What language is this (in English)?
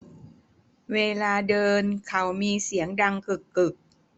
Thai